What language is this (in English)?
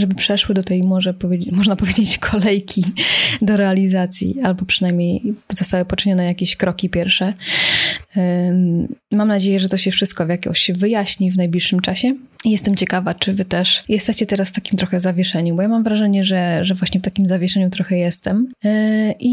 Polish